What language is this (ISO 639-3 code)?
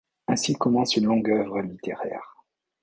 fra